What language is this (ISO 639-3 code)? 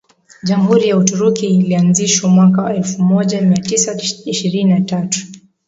swa